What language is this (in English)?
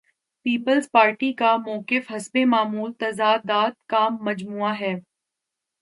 Urdu